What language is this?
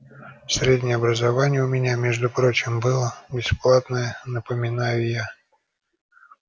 Russian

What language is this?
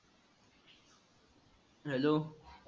Marathi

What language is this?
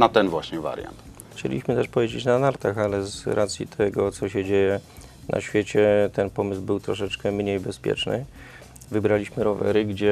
Polish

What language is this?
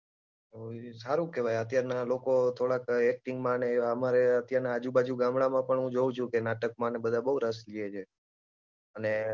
Gujarati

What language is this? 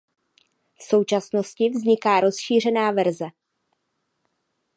Czech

